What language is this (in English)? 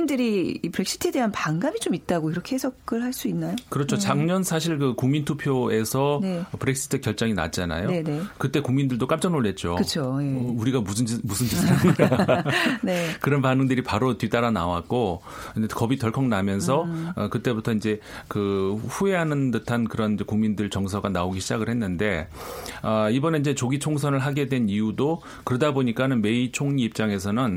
Korean